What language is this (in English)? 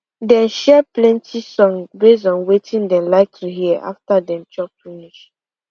Nigerian Pidgin